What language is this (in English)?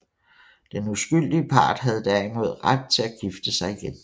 Danish